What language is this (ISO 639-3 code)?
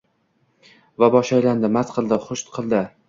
uzb